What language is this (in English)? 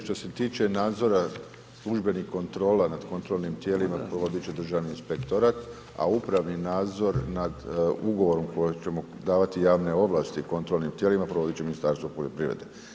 Croatian